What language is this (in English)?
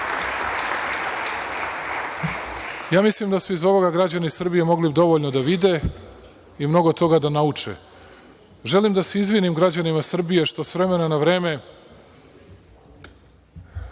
Serbian